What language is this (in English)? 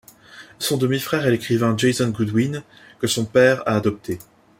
French